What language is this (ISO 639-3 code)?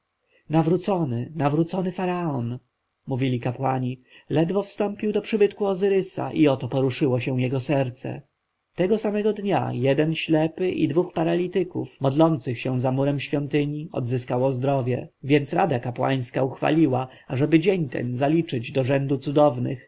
pol